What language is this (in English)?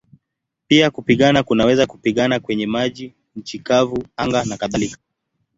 Swahili